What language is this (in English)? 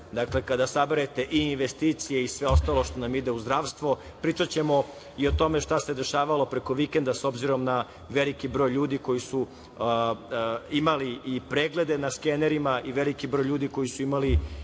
Serbian